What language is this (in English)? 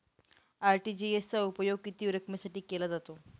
Marathi